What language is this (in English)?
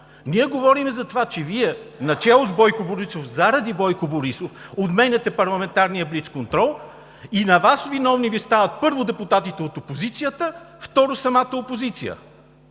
Bulgarian